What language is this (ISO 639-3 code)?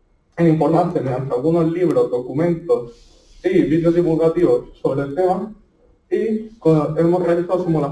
spa